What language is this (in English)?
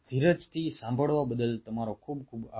Gujarati